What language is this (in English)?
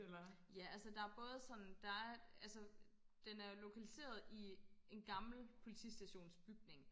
Danish